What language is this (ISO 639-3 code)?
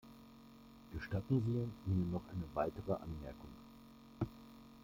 deu